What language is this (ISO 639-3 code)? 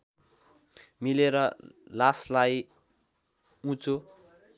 nep